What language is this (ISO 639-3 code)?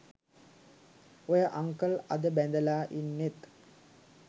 sin